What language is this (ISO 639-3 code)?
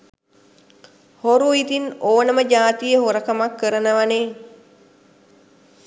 sin